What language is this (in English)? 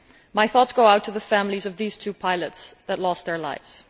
English